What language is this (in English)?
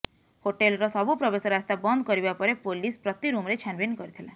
Odia